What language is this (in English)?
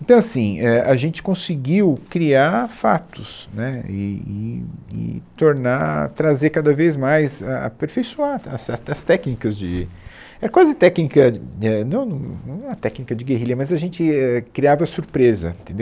Portuguese